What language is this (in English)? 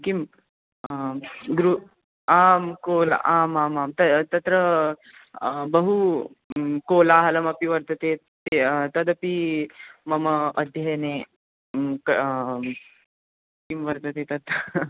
Sanskrit